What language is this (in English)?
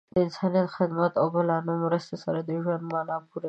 Pashto